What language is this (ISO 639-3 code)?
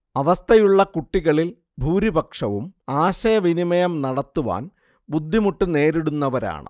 mal